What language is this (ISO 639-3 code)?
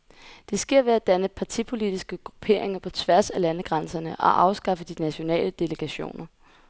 dan